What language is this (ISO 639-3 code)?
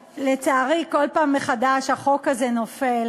heb